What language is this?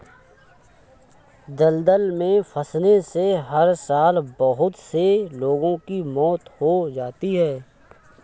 Hindi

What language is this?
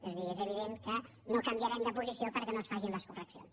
Catalan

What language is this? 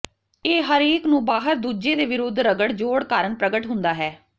Punjabi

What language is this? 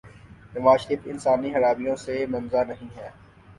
Urdu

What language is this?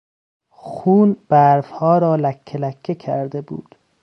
Persian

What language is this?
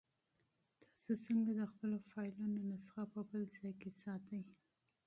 Pashto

